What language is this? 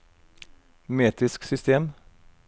Norwegian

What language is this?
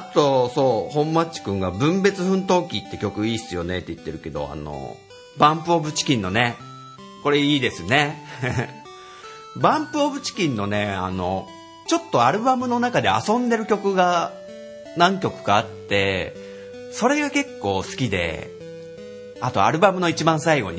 Japanese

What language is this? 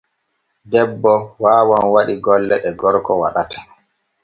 Borgu Fulfulde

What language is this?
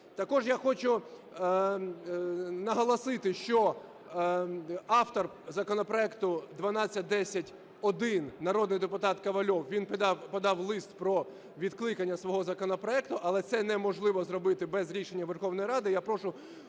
Ukrainian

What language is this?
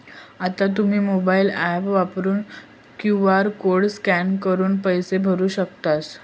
Marathi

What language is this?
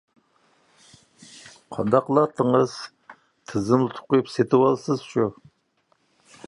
Uyghur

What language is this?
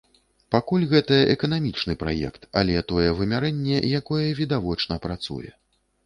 Belarusian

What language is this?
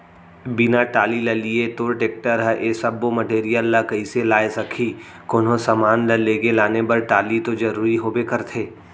Chhattisgarhi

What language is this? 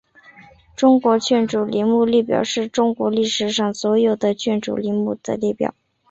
Chinese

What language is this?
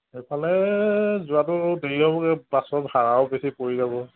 Assamese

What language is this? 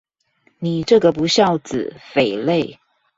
Chinese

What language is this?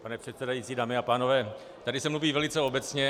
Czech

